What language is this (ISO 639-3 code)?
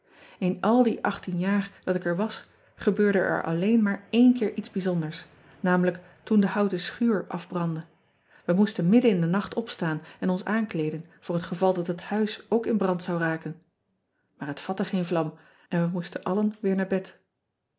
nld